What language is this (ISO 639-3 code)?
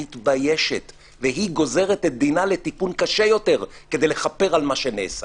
heb